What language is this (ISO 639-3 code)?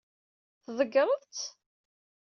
kab